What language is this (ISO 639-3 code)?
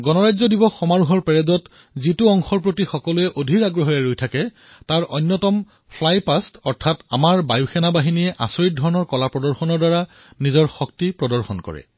asm